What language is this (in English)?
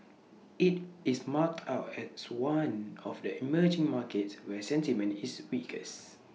English